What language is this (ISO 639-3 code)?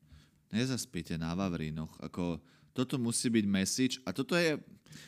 slk